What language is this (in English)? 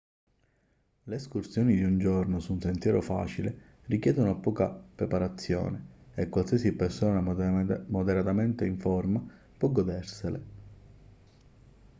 Italian